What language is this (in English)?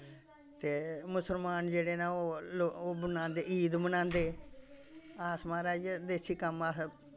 Dogri